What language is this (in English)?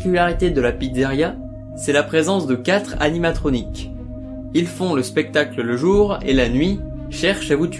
French